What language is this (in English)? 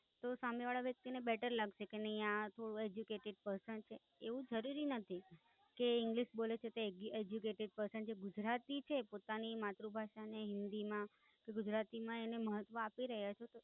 Gujarati